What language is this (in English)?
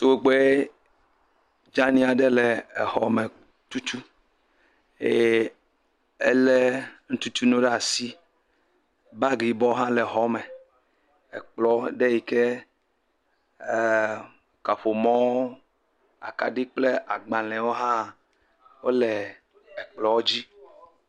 Ewe